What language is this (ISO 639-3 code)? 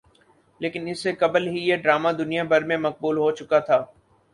urd